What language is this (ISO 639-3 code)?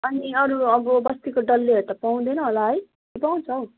nep